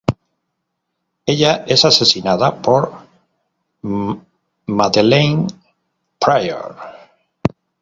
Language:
Spanish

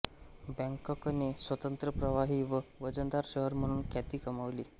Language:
Marathi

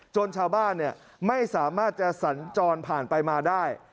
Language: Thai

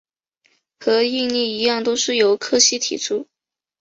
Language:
Chinese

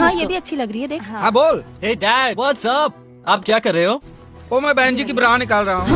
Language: Hindi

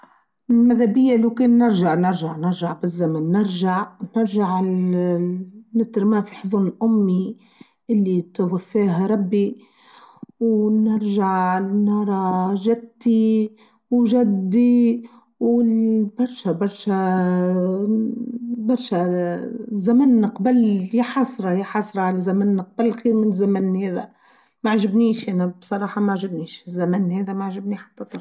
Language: Tunisian Arabic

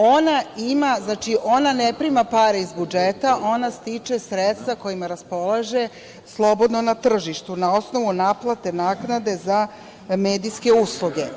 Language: Serbian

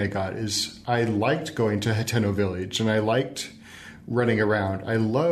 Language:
English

